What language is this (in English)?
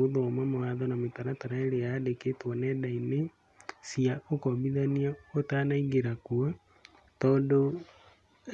Kikuyu